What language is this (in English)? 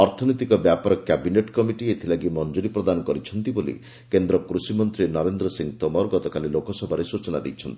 Odia